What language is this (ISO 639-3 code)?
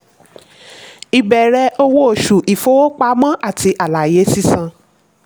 yor